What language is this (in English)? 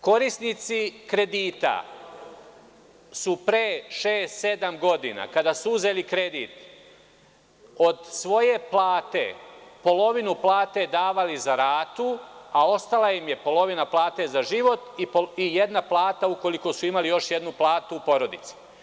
Serbian